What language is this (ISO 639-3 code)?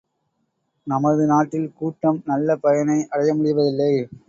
tam